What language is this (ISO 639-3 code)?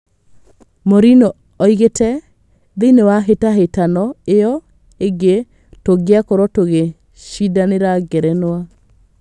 kik